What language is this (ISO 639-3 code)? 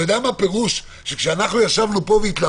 heb